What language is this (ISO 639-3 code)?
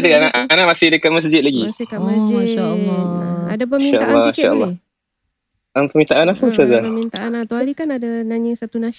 msa